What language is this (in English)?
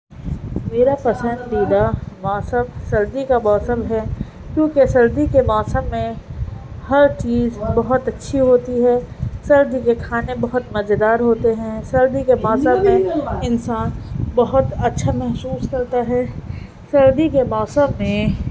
Urdu